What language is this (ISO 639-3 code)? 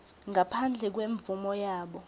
ssw